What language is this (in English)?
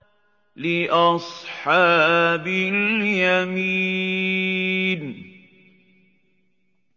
Arabic